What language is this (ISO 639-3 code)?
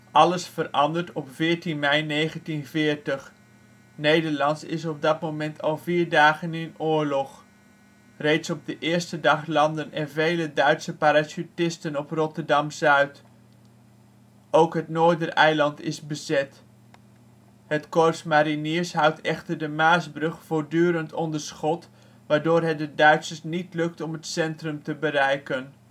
nld